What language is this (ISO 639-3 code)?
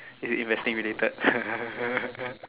eng